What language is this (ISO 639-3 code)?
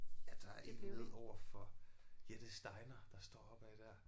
dan